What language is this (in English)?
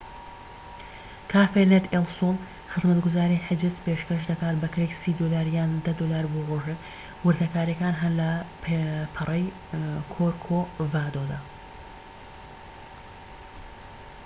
Central Kurdish